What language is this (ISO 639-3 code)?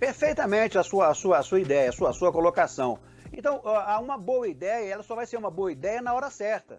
por